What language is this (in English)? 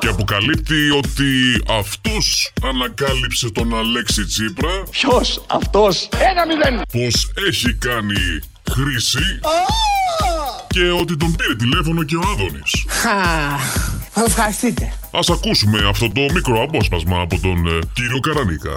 Greek